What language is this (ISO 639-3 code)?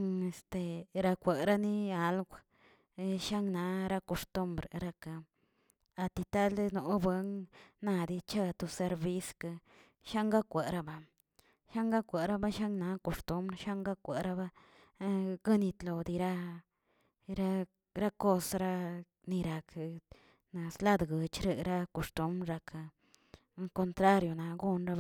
zts